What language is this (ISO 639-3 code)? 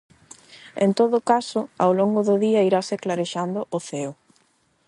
glg